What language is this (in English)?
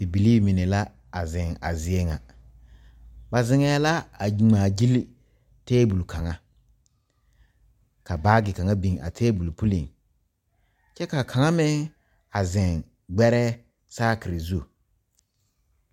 Southern Dagaare